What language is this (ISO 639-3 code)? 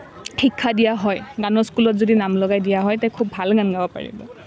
asm